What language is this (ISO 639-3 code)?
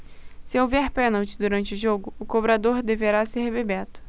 por